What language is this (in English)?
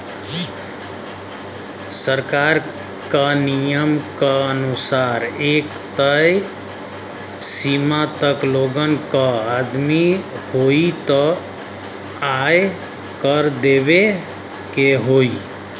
Bhojpuri